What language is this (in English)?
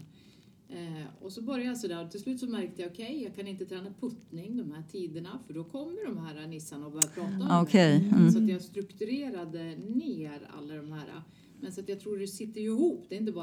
Swedish